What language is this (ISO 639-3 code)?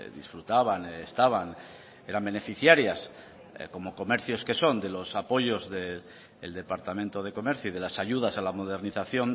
spa